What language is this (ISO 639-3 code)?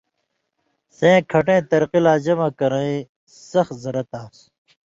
mvy